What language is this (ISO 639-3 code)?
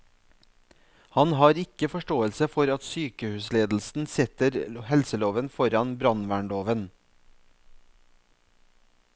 nor